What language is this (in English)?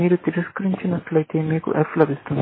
Telugu